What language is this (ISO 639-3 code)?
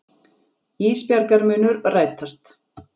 isl